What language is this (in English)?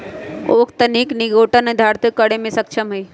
Magahi